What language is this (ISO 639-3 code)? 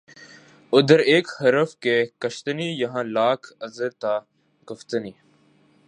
urd